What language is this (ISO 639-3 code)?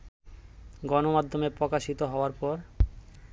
ben